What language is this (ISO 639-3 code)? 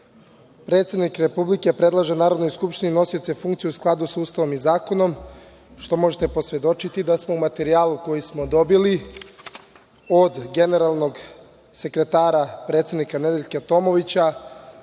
srp